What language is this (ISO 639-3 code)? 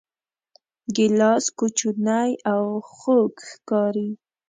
pus